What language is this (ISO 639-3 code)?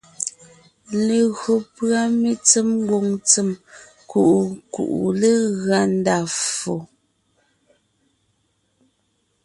nnh